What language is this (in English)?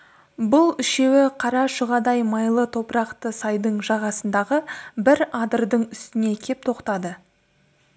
Kazakh